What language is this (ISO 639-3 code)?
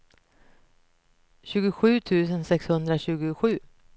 swe